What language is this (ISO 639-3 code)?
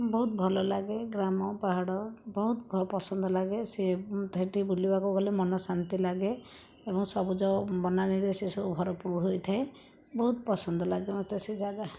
ori